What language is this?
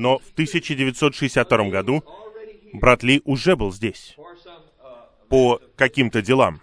Russian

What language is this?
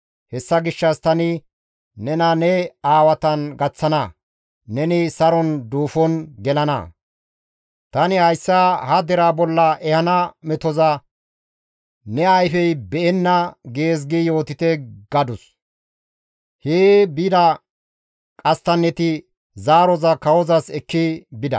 Gamo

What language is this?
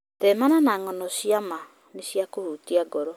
Kikuyu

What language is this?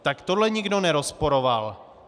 Czech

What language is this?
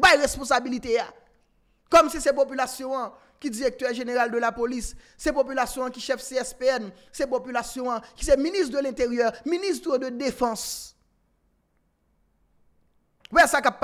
French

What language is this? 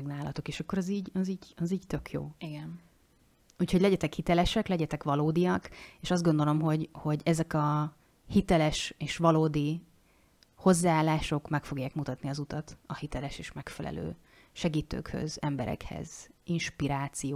Hungarian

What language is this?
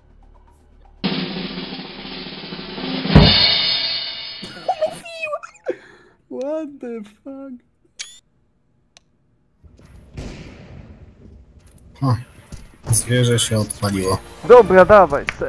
Polish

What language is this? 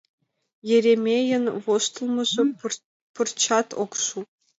Mari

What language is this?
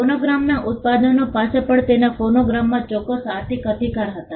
Gujarati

